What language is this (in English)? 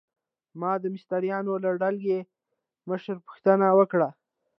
Pashto